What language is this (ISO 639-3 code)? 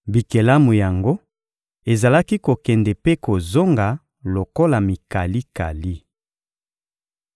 lin